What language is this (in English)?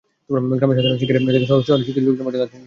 Bangla